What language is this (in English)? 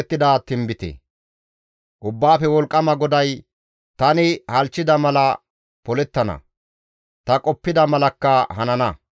Gamo